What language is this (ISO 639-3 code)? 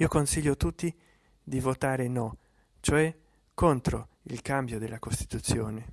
ita